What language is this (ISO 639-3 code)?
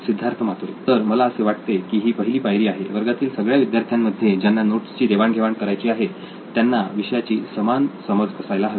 mar